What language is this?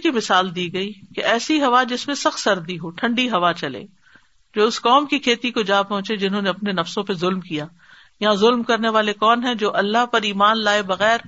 Urdu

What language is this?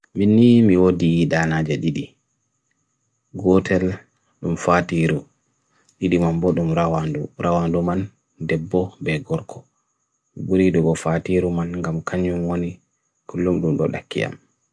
Bagirmi Fulfulde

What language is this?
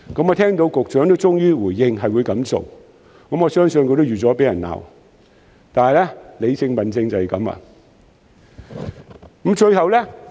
Cantonese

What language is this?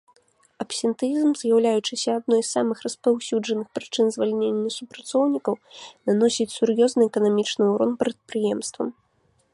Belarusian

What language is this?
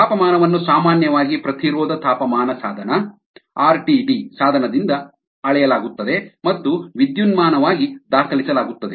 Kannada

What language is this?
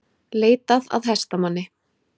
Icelandic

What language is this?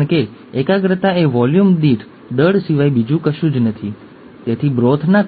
Gujarati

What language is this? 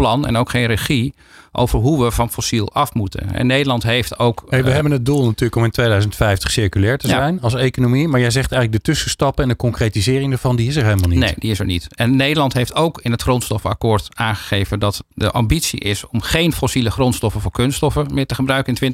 Dutch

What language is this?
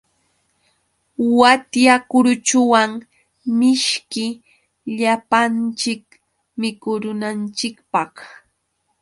Yauyos Quechua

